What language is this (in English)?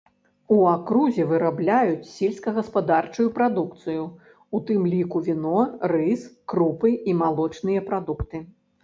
Belarusian